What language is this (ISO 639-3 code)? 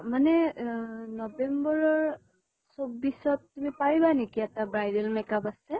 asm